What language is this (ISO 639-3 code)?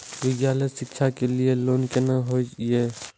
mai